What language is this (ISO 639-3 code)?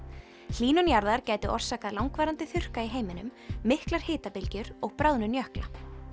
isl